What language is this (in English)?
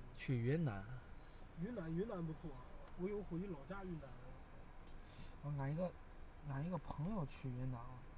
Chinese